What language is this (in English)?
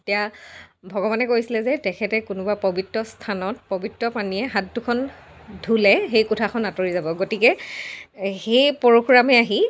Assamese